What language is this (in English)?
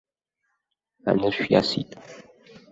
Abkhazian